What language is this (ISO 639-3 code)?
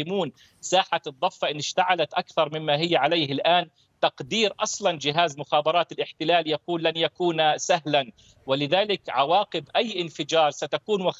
ara